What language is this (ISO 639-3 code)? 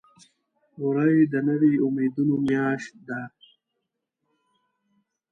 pus